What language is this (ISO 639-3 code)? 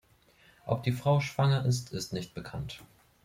deu